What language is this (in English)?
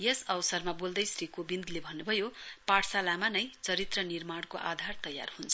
Nepali